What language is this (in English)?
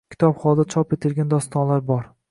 Uzbek